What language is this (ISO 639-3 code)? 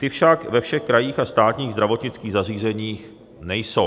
ces